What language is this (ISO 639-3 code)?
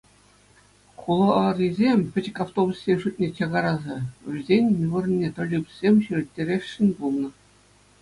chv